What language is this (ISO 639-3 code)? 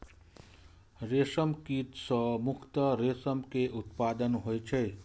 mai